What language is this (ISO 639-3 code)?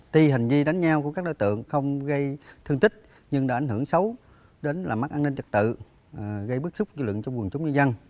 vie